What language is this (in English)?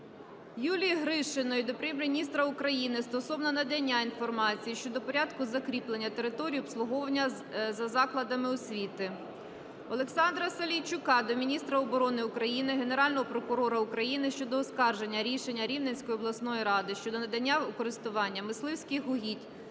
Ukrainian